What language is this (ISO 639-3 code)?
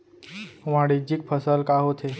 hne